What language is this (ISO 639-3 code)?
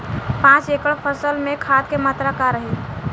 bho